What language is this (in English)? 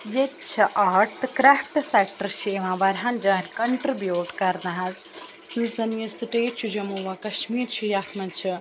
Kashmiri